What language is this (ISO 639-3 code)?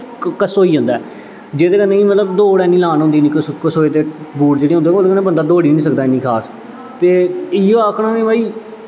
doi